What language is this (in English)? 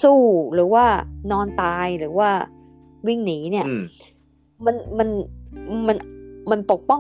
Thai